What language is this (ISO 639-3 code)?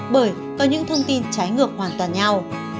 vie